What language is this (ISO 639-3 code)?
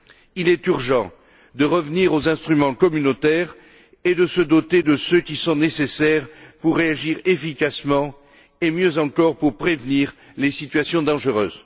fra